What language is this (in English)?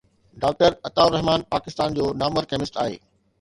Sindhi